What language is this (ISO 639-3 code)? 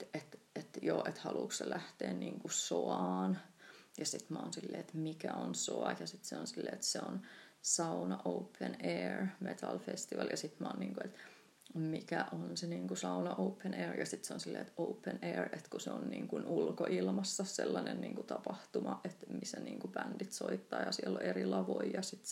fin